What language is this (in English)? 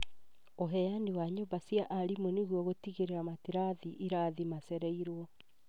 Kikuyu